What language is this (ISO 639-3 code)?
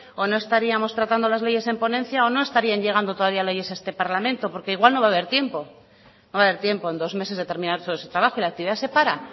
spa